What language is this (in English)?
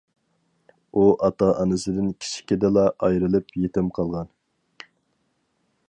Uyghur